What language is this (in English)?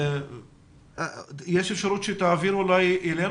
Hebrew